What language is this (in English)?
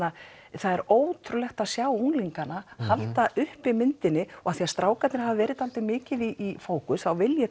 Icelandic